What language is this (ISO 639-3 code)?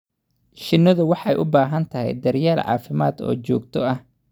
som